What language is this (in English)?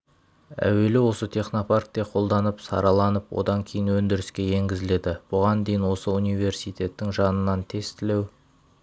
Kazakh